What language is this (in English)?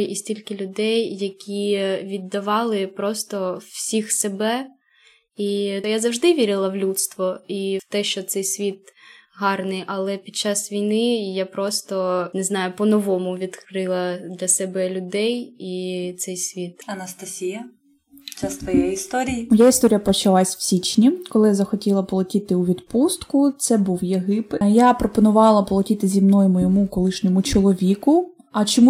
Ukrainian